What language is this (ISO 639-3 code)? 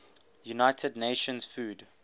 eng